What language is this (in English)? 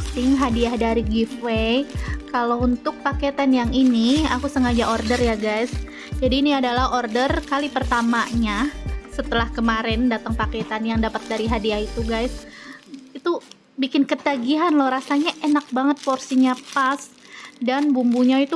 Indonesian